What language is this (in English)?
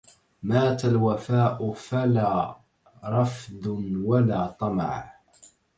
Arabic